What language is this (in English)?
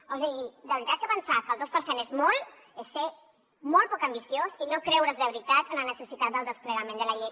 Catalan